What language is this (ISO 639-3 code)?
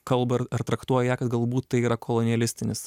lit